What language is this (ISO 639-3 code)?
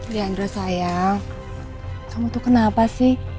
ind